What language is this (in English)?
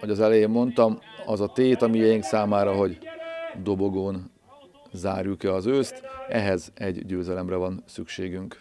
Hungarian